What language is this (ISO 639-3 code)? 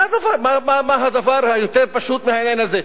heb